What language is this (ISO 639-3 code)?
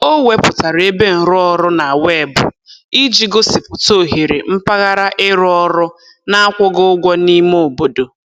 ibo